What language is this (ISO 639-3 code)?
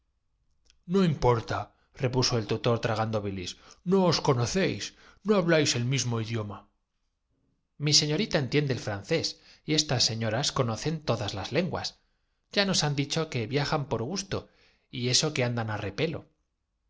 spa